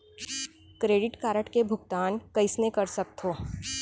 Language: Chhattisgarhi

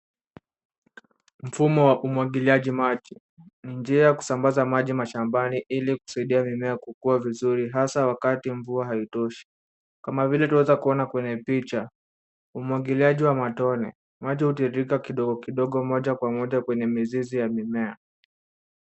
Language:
Swahili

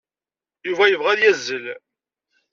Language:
Kabyle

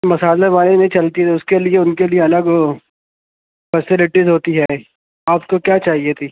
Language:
Urdu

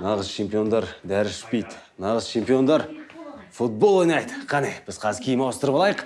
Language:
Turkish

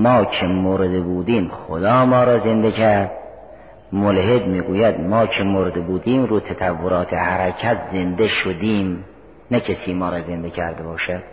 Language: Persian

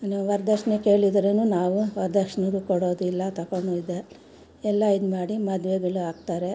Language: Kannada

